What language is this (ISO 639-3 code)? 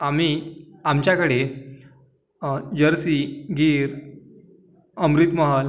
mar